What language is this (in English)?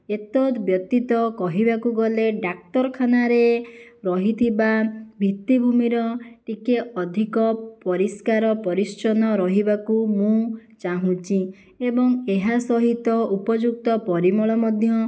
Odia